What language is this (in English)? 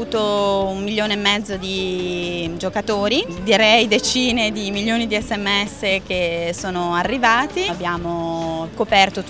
Italian